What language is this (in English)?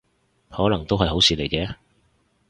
Cantonese